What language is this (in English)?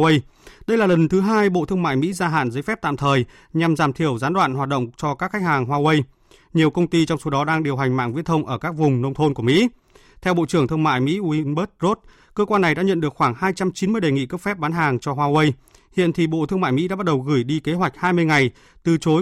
Vietnamese